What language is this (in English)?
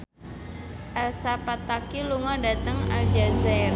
Javanese